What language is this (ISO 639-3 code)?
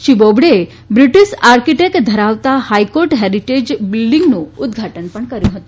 guj